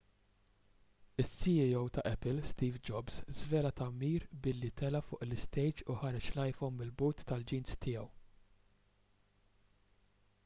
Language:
Maltese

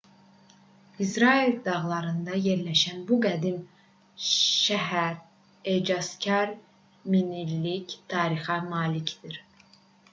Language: Azerbaijani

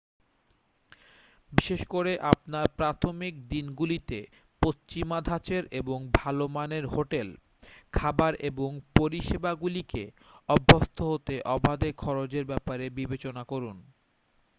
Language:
Bangla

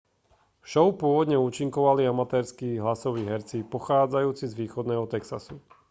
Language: Slovak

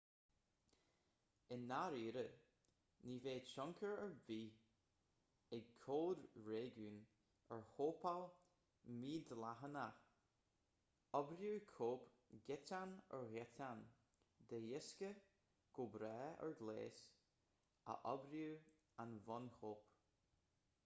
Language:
Irish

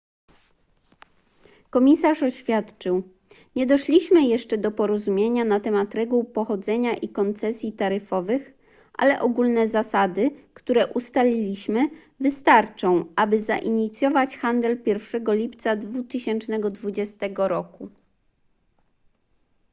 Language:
Polish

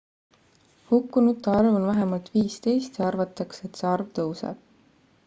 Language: Estonian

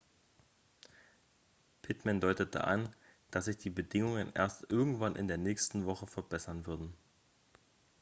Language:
German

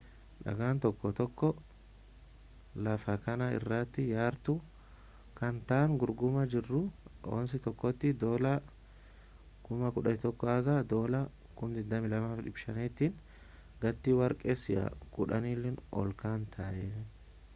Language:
Oromo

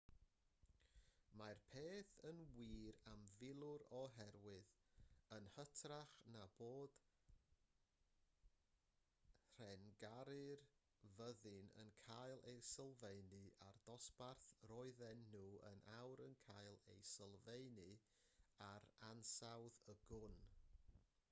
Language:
Welsh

